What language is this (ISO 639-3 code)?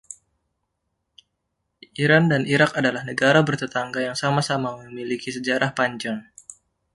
ind